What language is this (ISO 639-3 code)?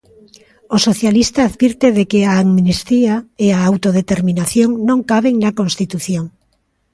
glg